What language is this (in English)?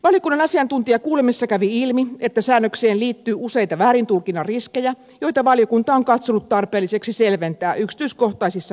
Finnish